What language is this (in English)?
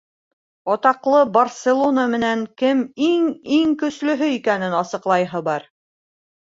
Bashkir